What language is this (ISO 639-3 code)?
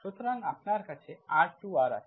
ben